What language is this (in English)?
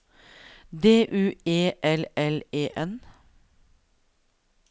Norwegian